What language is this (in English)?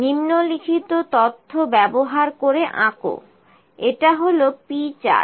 Bangla